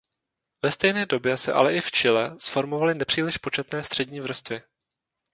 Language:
Czech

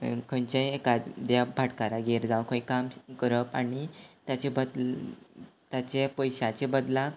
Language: Konkani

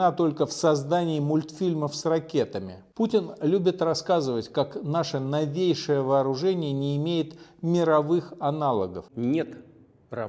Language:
Russian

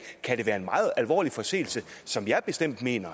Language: Danish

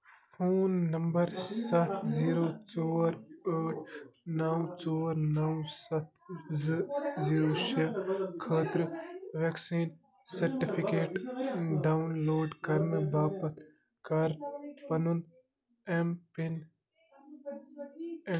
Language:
Kashmiri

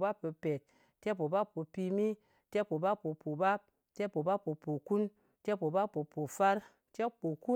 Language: Ngas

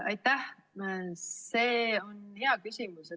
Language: Estonian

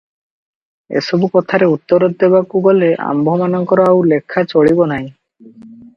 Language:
Odia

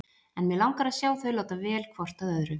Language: Icelandic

